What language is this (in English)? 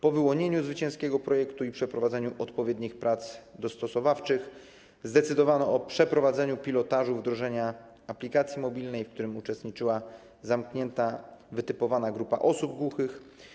Polish